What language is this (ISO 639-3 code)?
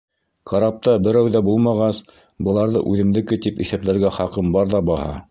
bak